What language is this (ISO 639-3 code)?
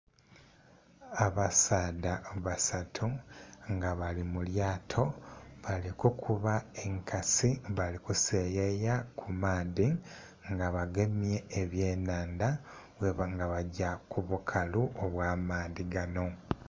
xog